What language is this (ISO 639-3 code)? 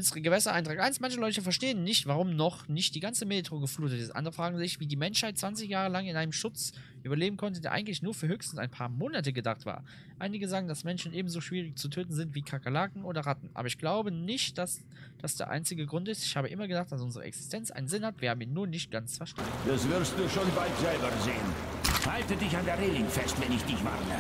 deu